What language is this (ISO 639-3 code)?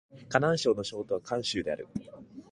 jpn